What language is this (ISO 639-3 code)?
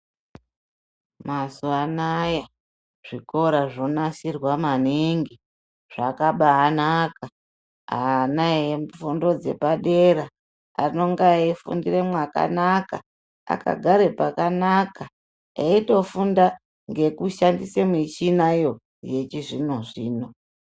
ndc